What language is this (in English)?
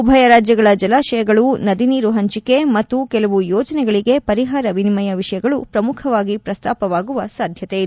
Kannada